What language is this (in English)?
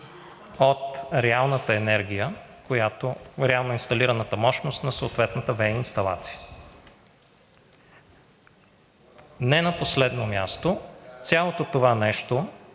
Bulgarian